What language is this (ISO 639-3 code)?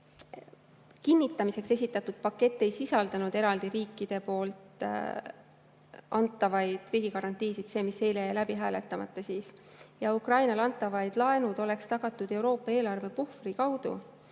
est